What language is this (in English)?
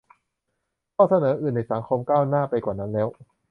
Thai